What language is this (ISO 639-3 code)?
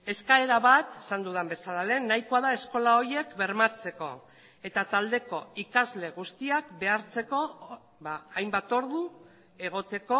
eus